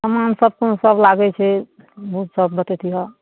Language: Maithili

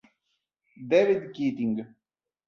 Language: Italian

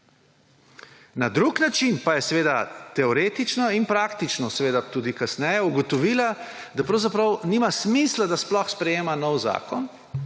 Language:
Slovenian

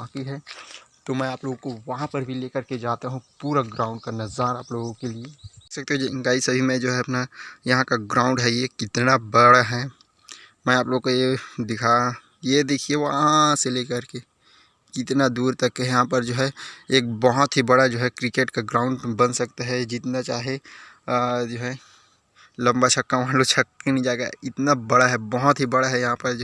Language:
Hindi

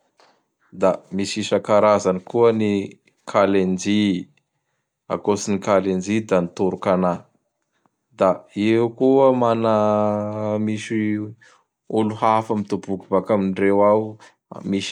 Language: Bara Malagasy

